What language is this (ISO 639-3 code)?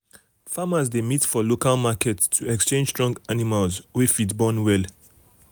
pcm